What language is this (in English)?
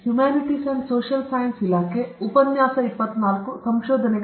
Kannada